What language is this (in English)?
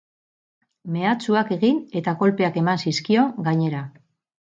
Basque